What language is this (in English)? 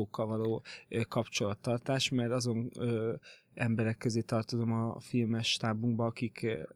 Hungarian